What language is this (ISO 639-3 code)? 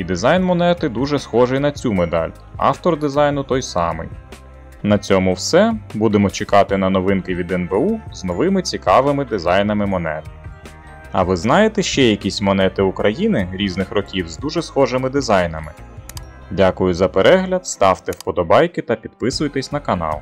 ukr